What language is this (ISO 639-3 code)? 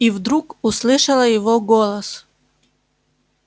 rus